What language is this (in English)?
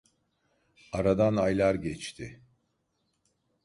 Turkish